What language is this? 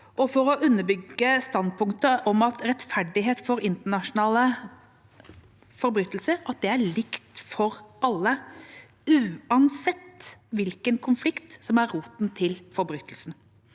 Norwegian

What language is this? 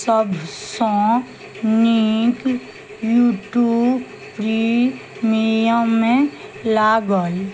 Maithili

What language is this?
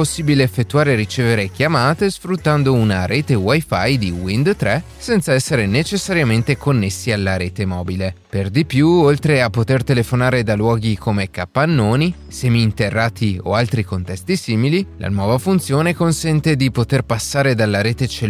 Italian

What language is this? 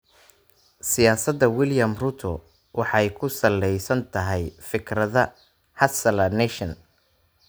Somali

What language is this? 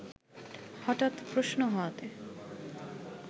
Bangla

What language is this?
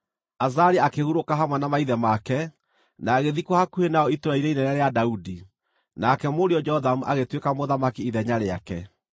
Kikuyu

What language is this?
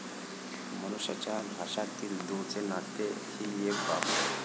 Marathi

